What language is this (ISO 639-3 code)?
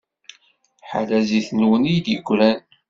kab